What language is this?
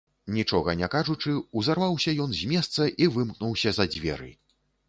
Belarusian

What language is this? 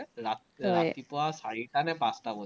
Assamese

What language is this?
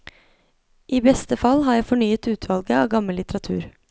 Norwegian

